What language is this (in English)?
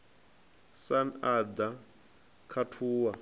Venda